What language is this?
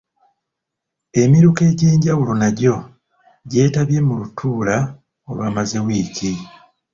Ganda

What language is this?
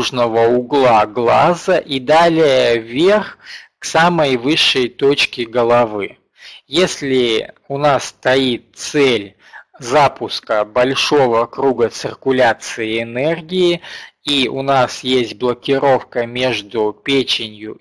Russian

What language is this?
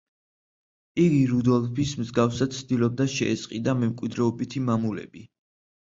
Georgian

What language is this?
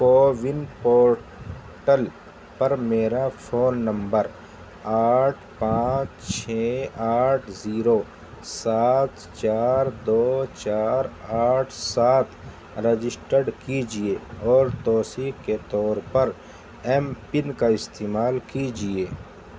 Urdu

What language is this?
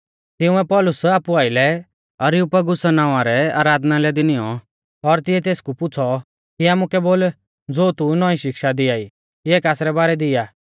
Mahasu Pahari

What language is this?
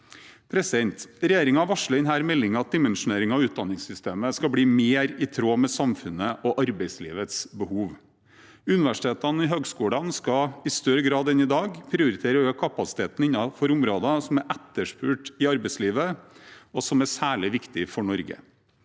Norwegian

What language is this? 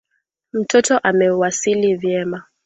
Swahili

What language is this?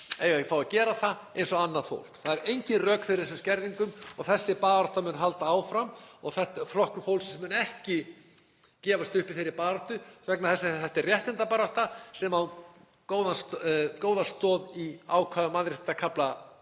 Icelandic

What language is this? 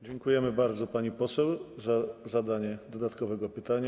Polish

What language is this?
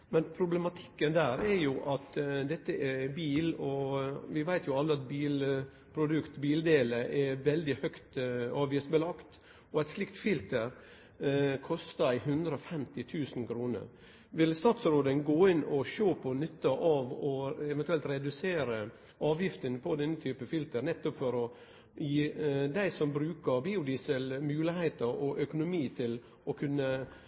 Norwegian Nynorsk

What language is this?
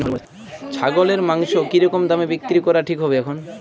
Bangla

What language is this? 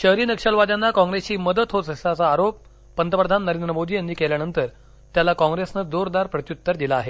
Marathi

